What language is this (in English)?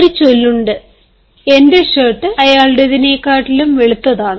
Malayalam